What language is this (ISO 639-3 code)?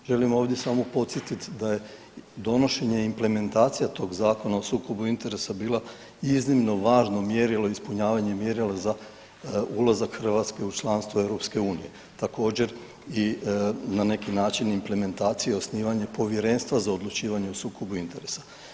hrv